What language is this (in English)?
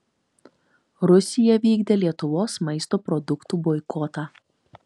Lithuanian